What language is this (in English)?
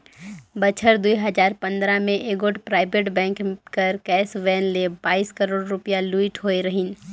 Chhattisgarhi